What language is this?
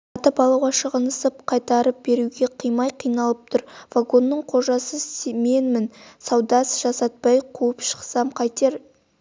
Kazakh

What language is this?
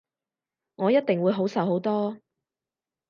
Cantonese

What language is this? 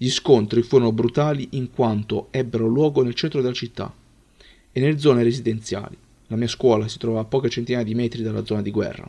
Italian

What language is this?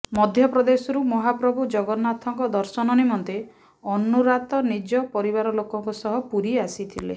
Odia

